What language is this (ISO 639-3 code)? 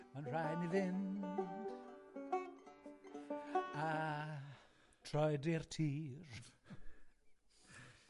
cym